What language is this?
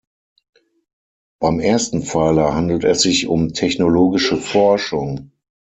German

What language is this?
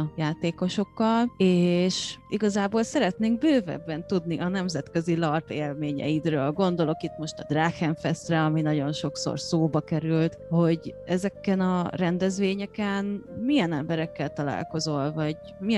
Hungarian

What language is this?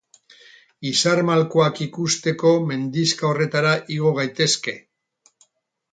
Basque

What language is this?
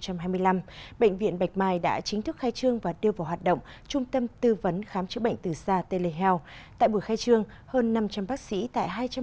Vietnamese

